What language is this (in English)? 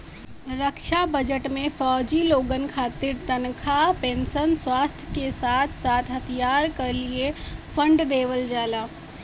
Bhojpuri